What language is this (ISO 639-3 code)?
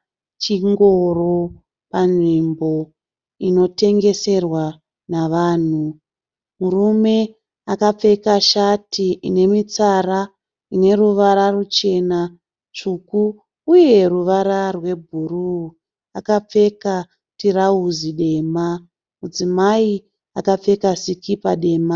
sna